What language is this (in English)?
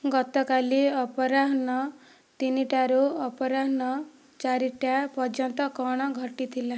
Odia